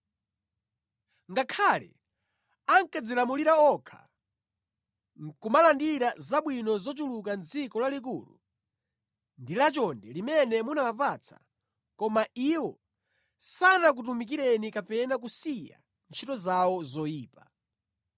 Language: Nyanja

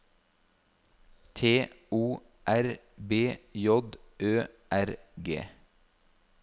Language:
Norwegian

